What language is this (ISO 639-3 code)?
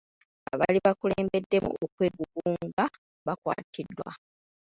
lug